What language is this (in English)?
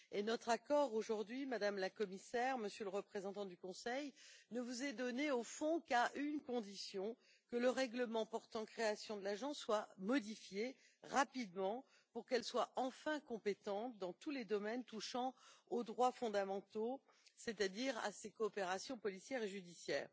French